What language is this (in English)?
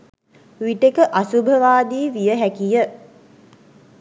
Sinhala